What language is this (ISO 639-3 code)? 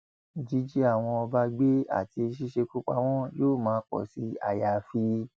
yor